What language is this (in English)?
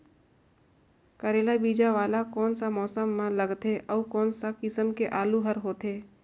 Chhattisgarhi